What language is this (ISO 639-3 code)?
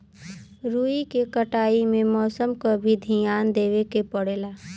bho